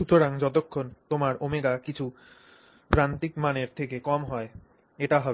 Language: Bangla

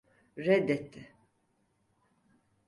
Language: Turkish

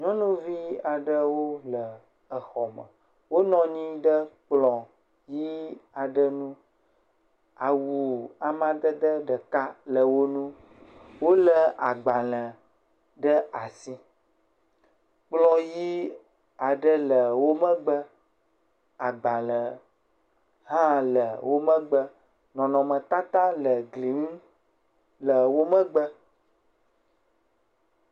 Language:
Ewe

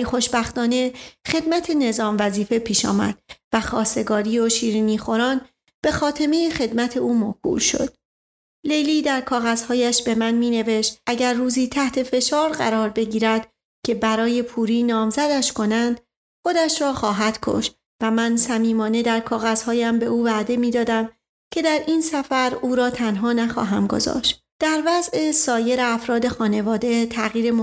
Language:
Persian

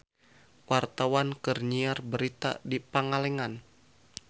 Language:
Sundanese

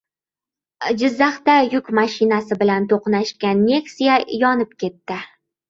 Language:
Uzbek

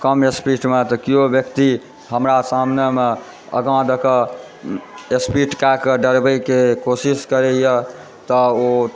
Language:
Maithili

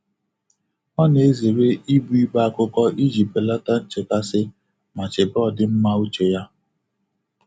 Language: Igbo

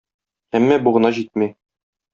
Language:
Tatar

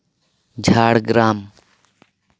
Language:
Santali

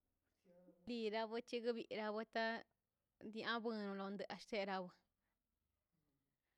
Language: Mazaltepec Zapotec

